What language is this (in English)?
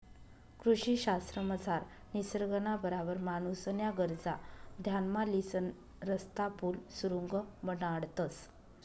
Marathi